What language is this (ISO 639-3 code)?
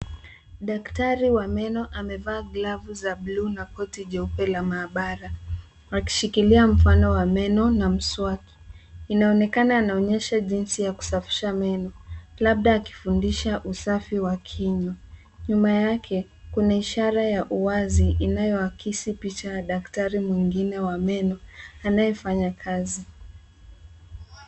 swa